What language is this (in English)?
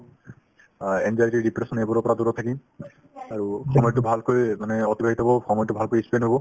Assamese